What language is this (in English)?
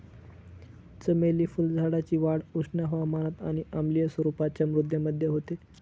Marathi